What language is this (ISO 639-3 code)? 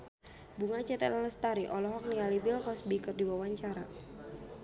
sun